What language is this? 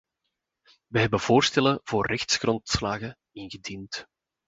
Dutch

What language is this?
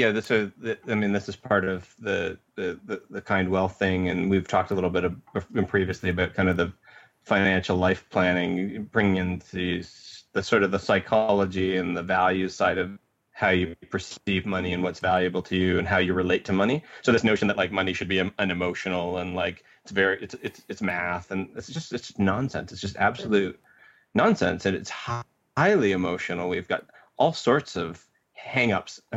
English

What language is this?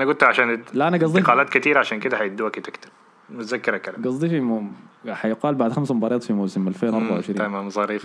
Arabic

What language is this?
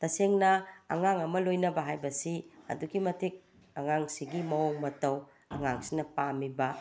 Manipuri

